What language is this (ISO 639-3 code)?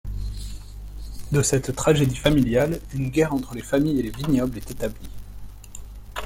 fra